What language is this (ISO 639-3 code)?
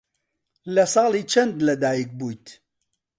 ckb